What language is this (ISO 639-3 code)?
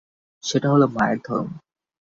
ben